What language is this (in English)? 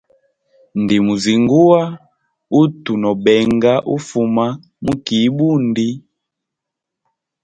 Hemba